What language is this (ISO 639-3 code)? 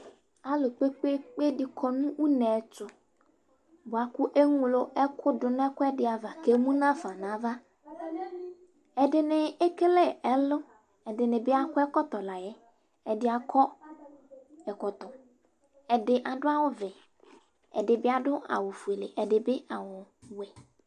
kpo